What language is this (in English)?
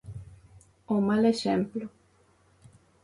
Galician